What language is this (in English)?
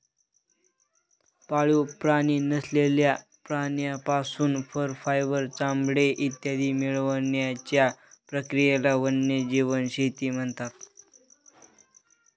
Marathi